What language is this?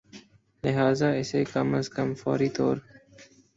Urdu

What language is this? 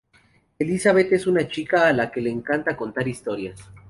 Spanish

